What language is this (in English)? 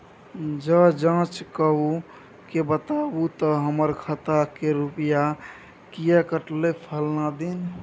Maithili